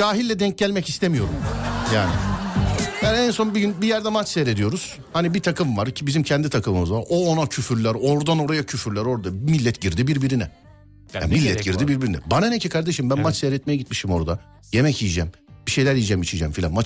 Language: Turkish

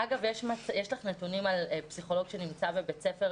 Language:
Hebrew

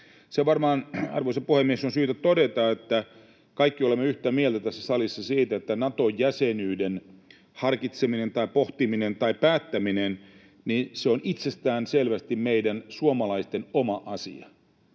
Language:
Finnish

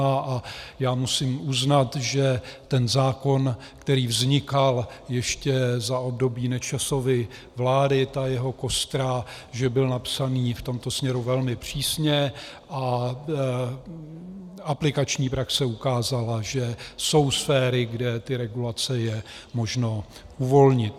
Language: Czech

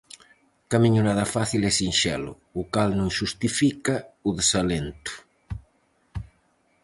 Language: Galician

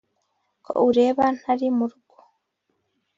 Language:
Kinyarwanda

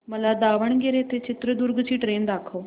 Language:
Marathi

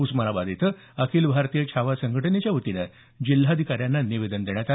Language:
Marathi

